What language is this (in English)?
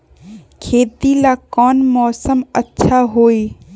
Magahi